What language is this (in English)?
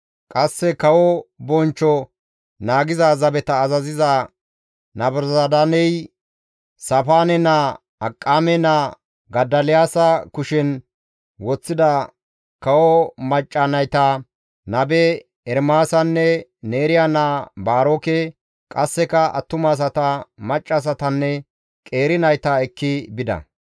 Gamo